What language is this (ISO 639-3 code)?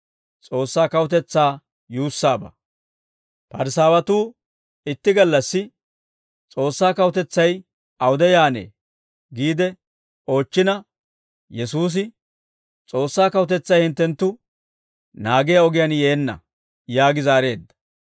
dwr